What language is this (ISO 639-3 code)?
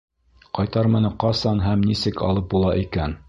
bak